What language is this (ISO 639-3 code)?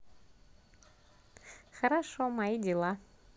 rus